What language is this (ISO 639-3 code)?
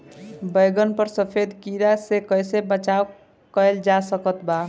bho